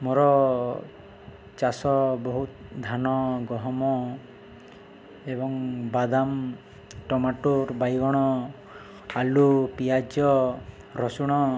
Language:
Odia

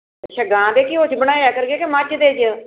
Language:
Punjabi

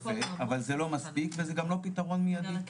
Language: Hebrew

